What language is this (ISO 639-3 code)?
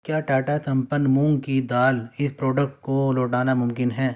urd